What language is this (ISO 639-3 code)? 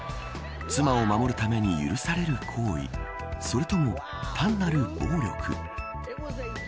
jpn